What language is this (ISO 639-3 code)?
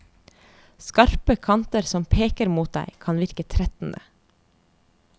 nor